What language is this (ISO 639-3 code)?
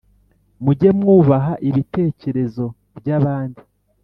kin